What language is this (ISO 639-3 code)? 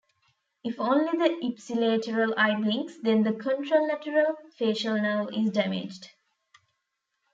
eng